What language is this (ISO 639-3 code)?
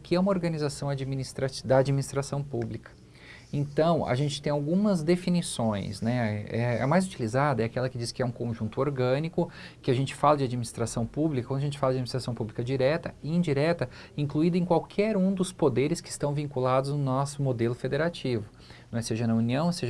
por